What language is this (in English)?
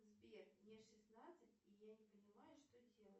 Russian